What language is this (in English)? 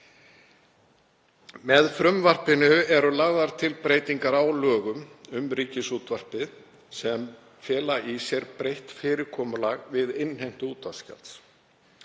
Icelandic